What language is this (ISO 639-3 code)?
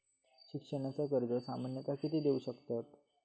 mar